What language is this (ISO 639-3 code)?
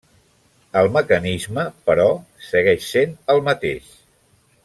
cat